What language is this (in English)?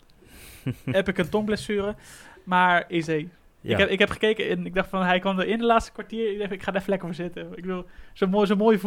Dutch